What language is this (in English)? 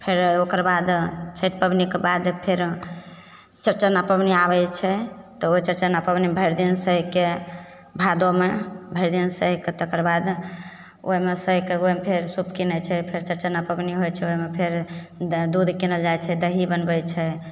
Maithili